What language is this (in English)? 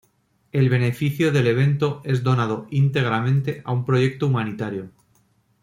Spanish